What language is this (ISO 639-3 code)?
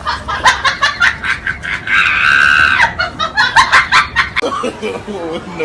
ind